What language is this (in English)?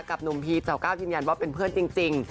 Thai